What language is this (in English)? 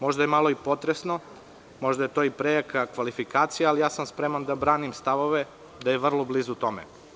Serbian